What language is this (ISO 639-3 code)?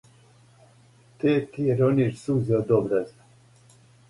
srp